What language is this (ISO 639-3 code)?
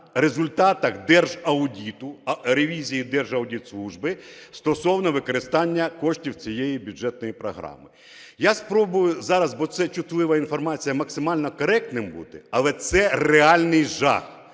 ukr